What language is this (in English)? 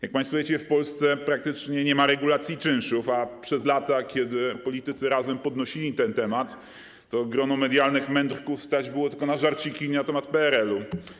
Polish